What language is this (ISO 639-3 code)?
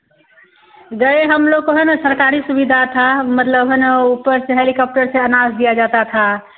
hin